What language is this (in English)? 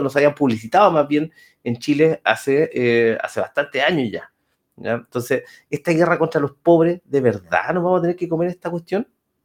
Spanish